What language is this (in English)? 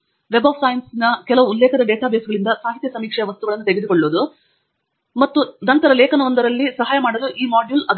Kannada